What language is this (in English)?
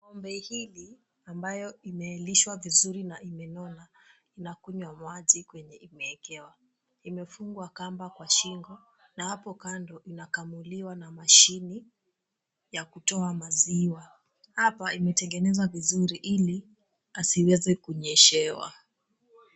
Swahili